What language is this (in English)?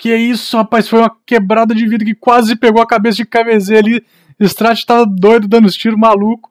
Portuguese